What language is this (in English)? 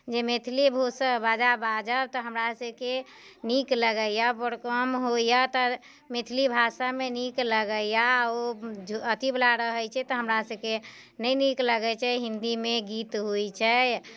Maithili